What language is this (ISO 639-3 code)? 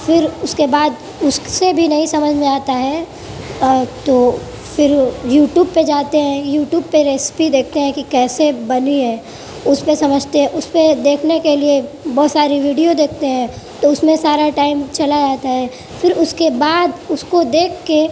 urd